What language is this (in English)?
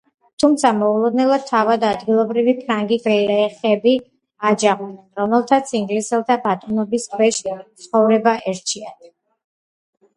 Georgian